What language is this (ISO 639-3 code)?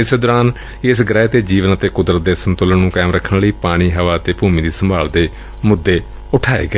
pan